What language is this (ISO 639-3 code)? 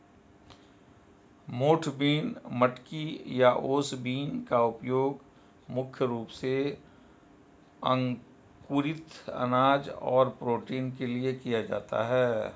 hin